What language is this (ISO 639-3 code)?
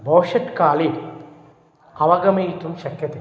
san